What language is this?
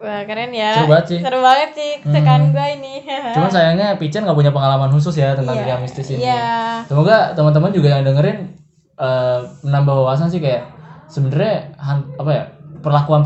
Indonesian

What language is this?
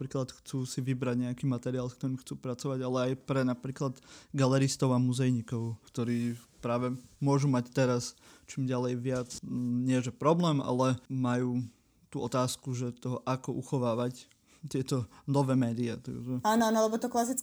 Slovak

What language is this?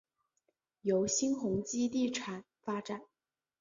Chinese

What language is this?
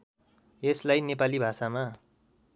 Nepali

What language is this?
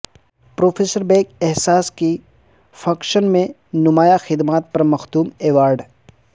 Urdu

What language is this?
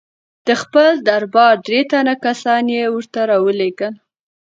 Pashto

